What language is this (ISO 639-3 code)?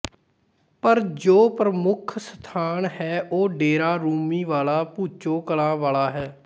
pan